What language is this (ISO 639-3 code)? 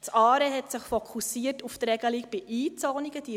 gsw